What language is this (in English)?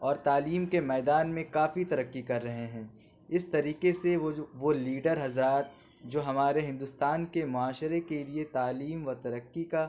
Urdu